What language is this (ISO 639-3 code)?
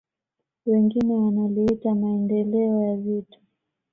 swa